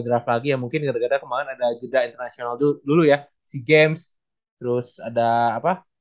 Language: Indonesian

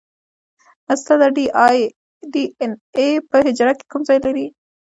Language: Pashto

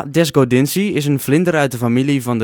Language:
Dutch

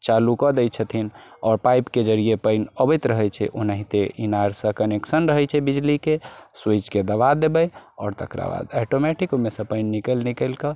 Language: Maithili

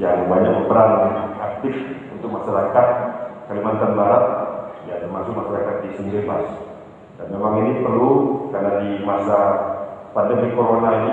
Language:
Indonesian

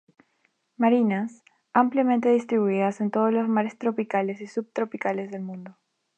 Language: Spanish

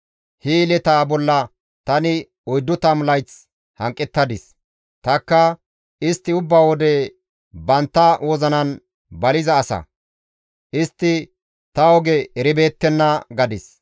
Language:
Gamo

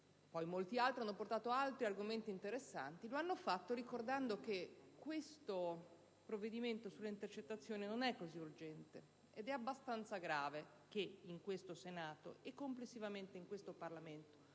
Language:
Italian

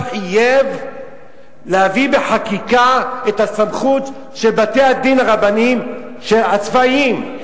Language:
Hebrew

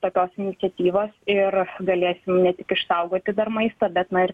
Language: Lithuanian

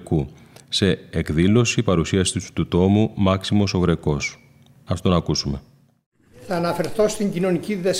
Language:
Greek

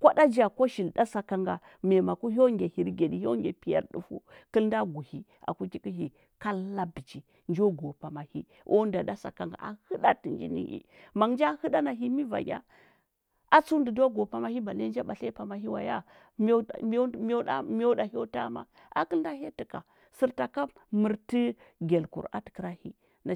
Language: Huba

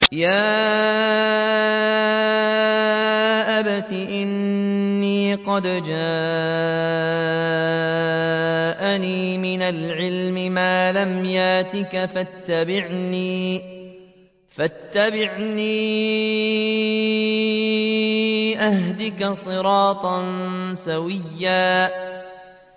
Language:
Arabic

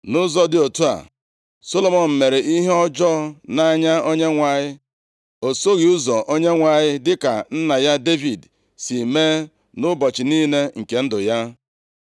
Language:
Igbo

